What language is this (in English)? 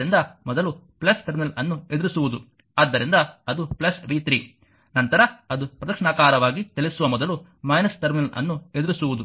Kannada